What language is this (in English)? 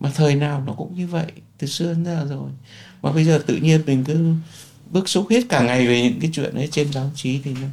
Vietnamese